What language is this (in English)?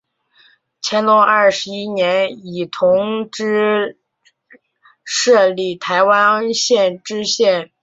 Chinese